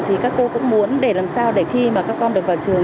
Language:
Vietnamese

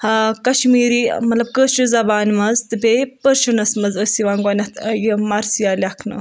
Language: Kashmiri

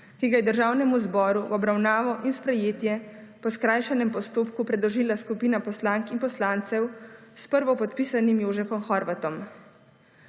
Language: Slovenian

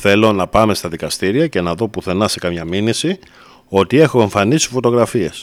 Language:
Greek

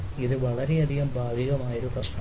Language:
Malayalam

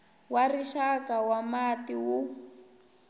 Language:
Tsonga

